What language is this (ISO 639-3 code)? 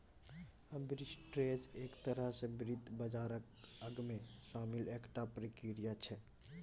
mai